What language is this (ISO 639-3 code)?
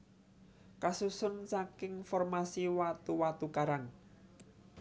jav